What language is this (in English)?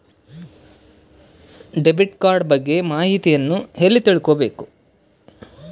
Kannada